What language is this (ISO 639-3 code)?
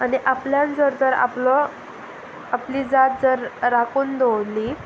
kok